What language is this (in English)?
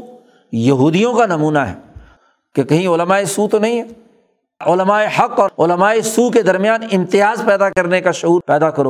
Urdu